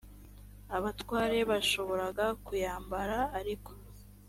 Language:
Kinyarwanda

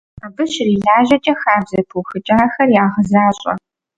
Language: Kabardian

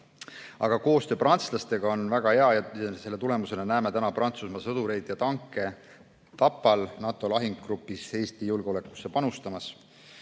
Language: Estonian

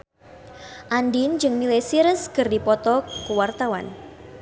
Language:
Sundanese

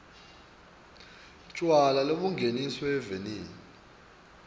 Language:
Swati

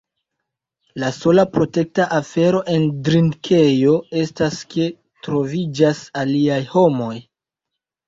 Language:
Esperanto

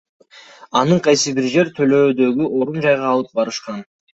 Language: Kyrgyz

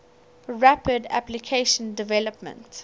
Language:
English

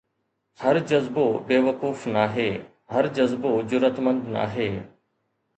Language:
Sindhi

